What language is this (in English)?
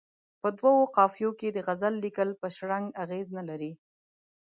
Pashto